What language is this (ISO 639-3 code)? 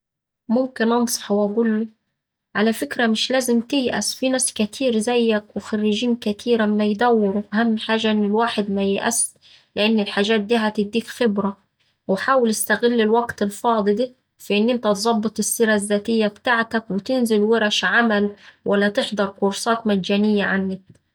aec